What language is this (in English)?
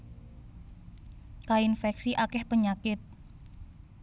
Javanese